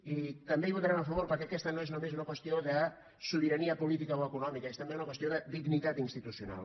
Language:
Catalan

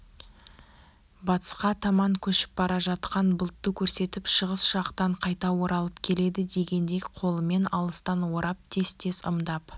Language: Kazakh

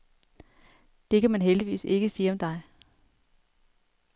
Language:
Danish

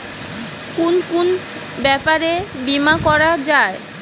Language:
Bangla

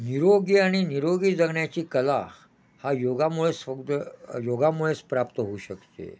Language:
Marathi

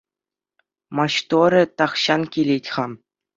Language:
Chuvash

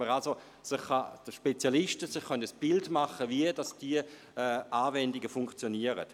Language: Swiss German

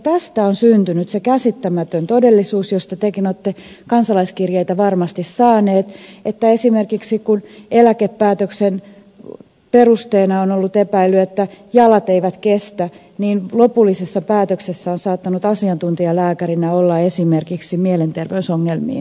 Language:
Finnish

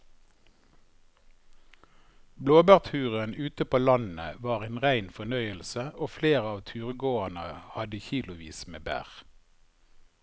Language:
Norwegian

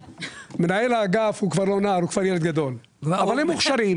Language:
Hebrew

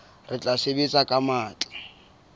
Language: Southern Sotho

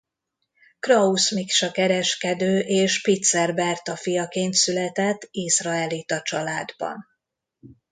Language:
Hungarian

